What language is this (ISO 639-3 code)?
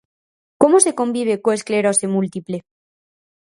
glg